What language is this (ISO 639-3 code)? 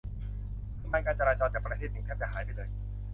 tha